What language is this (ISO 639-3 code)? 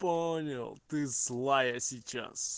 rus